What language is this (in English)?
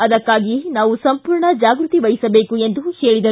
Kannada